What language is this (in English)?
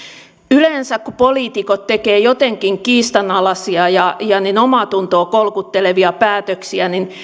Finnish